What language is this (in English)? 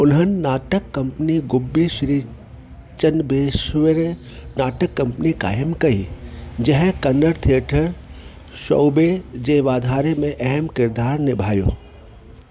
Sindhi